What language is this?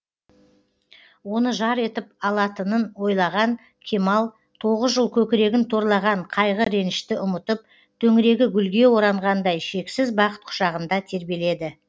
Kazakh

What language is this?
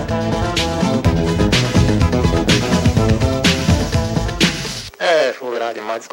Portuguese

